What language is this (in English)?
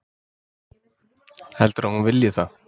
Icelandic